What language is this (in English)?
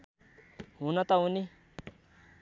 Nepali